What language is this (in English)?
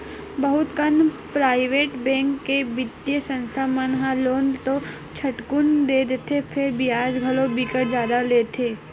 Chhattisgarhi